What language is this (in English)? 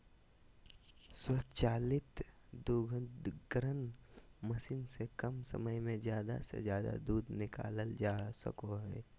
Magahi